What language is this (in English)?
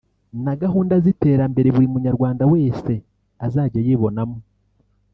Kinyarwanda